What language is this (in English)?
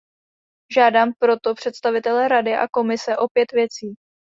Czech